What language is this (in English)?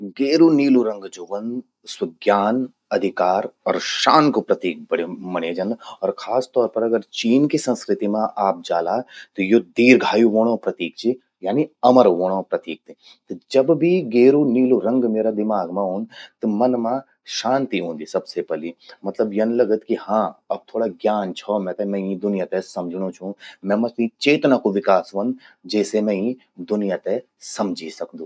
Garhwali